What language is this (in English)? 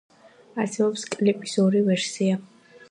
Georgian